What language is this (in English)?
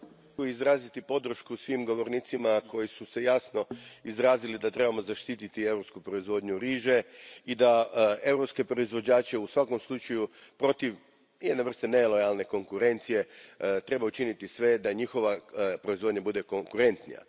Croatian